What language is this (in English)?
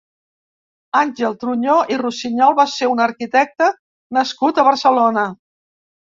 Catalan